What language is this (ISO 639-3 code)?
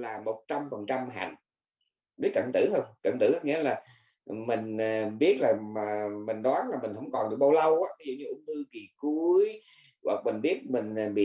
vie